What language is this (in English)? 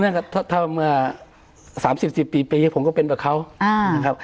Thai